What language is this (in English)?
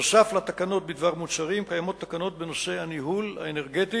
Hebrew